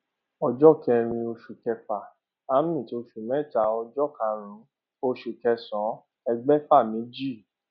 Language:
Yoruba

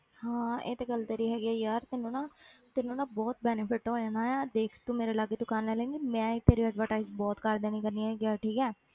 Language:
Punjabi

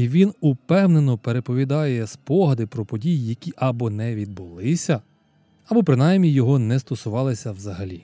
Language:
Ukrainian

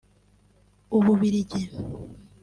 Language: Kinyarwanda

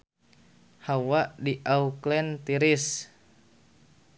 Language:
Sundanese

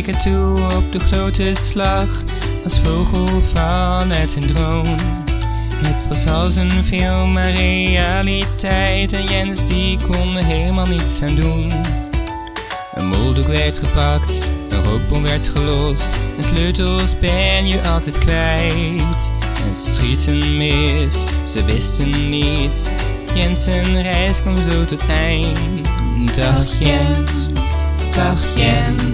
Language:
Dutch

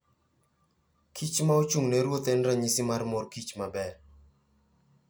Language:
Luo (Kenya and Tanzania)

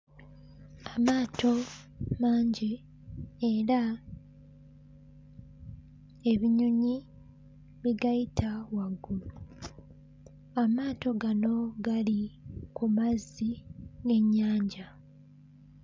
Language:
Ganda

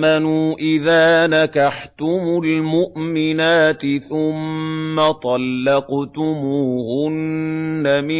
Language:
Arabic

